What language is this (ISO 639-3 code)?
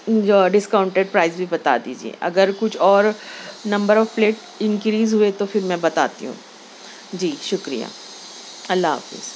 urd